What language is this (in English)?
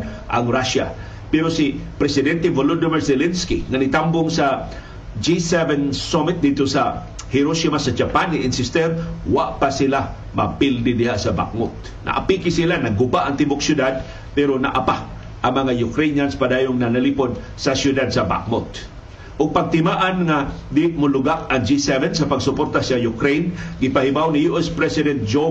Filipino